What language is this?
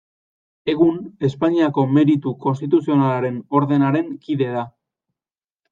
Basque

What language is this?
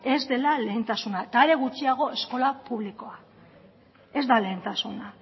Basque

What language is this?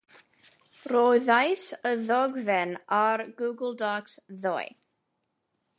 Welsh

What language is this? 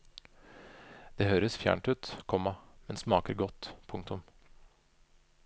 Norwegian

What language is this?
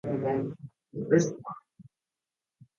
Japanese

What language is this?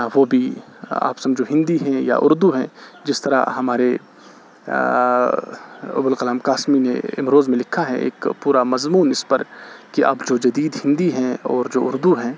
Urdu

